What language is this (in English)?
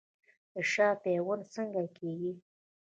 Pashto